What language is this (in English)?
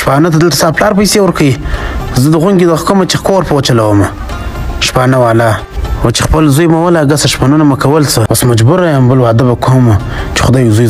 Arabic